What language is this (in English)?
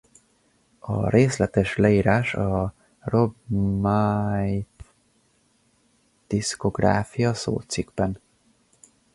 Hungarian